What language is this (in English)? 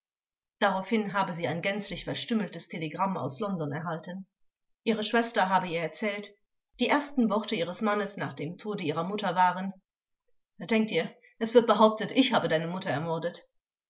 German